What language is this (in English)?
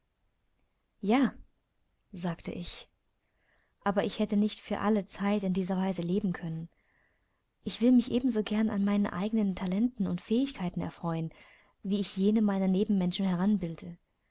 German